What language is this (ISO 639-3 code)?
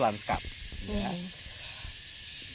ind